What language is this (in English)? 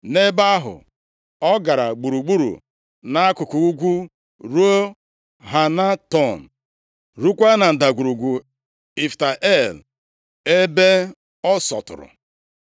Igbo